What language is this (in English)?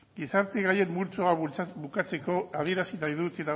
Basque